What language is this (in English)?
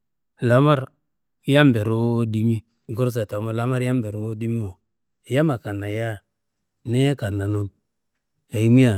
Kanembu